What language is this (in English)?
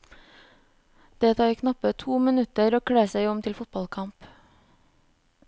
Norwegian